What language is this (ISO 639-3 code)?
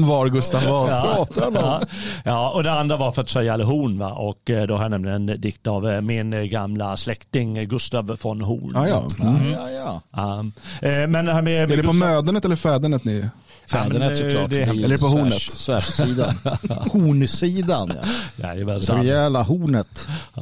swe